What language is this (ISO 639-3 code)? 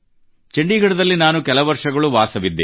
kan